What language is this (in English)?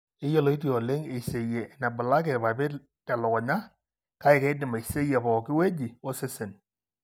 Masai